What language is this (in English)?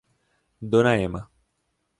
Portuguese